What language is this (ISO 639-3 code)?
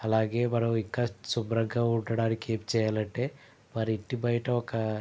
tel